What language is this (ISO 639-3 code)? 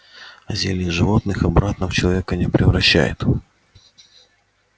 rus